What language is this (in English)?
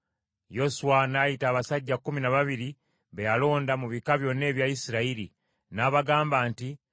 Ganda